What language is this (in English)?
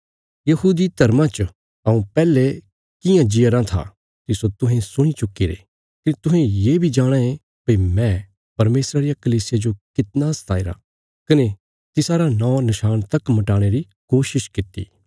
Bilaspuri